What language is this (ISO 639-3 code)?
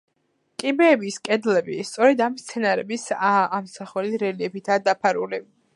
kat